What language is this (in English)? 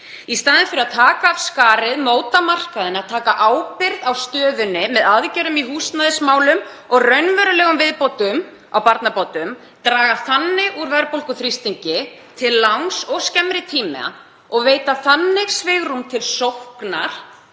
Icelandic